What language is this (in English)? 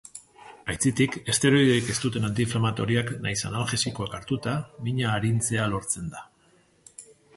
Basque